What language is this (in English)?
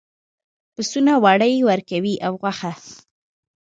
Pashto